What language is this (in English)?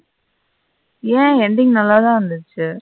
Tamil